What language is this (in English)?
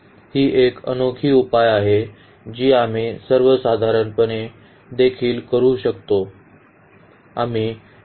Marathi